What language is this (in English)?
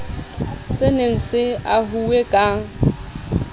Southern Sotho